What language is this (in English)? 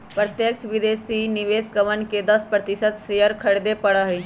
Magahi